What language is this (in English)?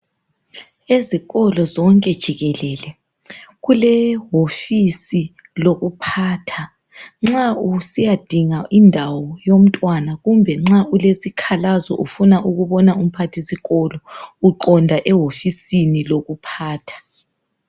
North Ndebele